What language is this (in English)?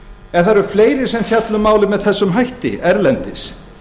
Icelandic